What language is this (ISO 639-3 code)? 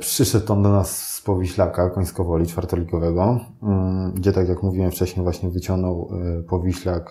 pol